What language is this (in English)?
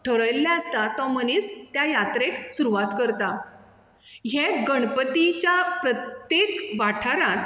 Konkani